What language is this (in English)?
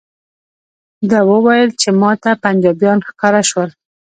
Pashto